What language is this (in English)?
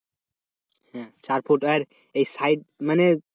Bangla